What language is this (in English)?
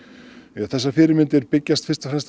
Icelandic